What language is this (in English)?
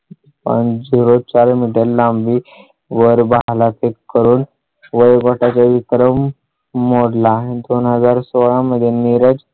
Marathi